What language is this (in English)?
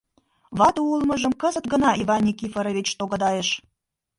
Mari